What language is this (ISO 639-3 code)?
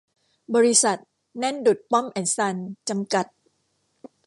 tha